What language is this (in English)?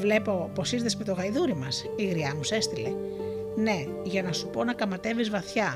Greek